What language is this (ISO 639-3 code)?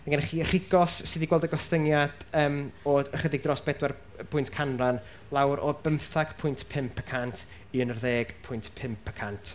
cym